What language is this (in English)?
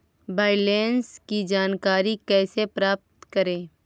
Magahi